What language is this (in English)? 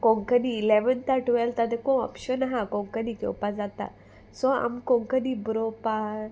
Konkani